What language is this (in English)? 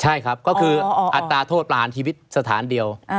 Thai